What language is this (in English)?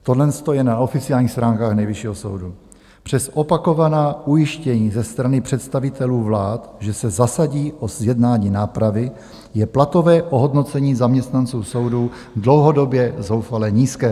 Czech